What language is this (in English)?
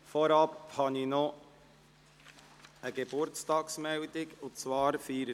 Swiss German